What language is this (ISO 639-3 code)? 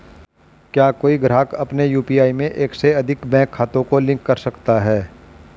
hin